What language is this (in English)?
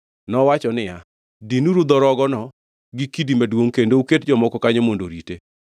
Luo (Kenya and Tanzania)